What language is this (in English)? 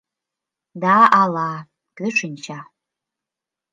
Mari